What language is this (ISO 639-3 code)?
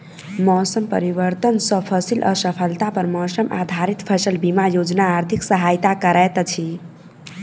mai